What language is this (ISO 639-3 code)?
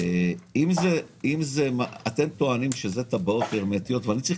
heb